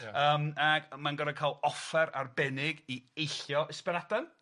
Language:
Welsh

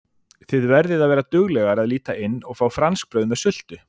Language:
Icelandic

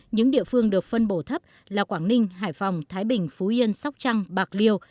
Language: Vietnamese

